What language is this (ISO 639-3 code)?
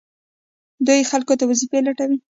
pus